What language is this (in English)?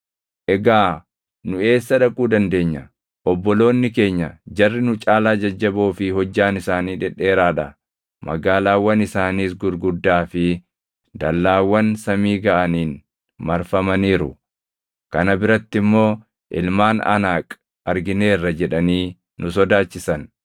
Oromo